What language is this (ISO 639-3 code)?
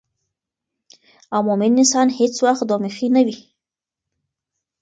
pus